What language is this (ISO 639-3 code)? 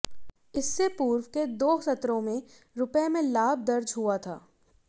hin